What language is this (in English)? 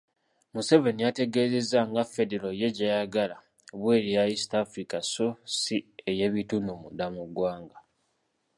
Ganda